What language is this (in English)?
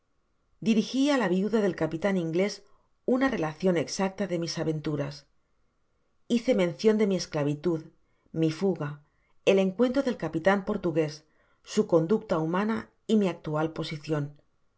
Spanish